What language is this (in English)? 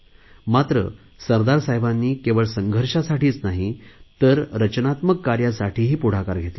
Marathi